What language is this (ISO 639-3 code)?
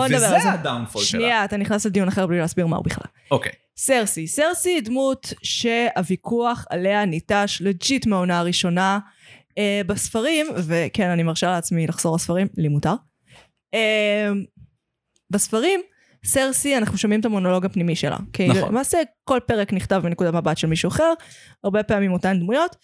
heb